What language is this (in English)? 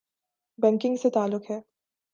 Urdu